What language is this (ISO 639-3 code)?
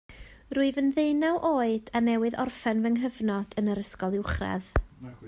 cym